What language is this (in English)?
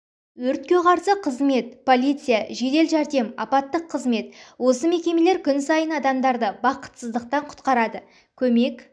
Kazakh